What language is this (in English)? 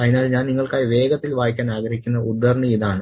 Malayalam